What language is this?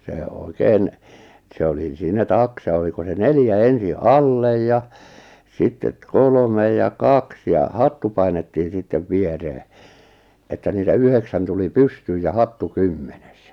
Finnish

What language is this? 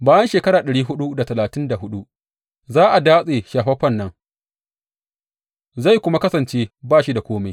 Hausa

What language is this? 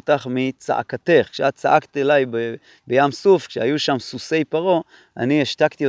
Hebrew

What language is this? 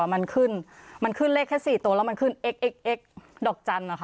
Thai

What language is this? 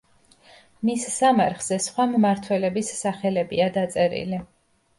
Georgian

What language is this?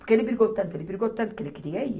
Portuguese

